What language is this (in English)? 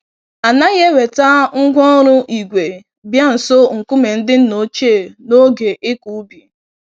Igbo